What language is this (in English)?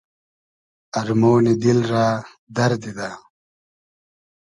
Hazaragi